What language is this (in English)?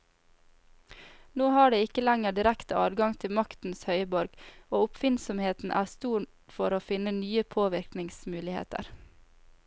Norwegian